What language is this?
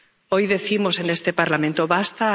Spanish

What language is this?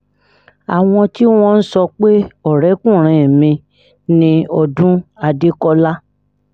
Yoruba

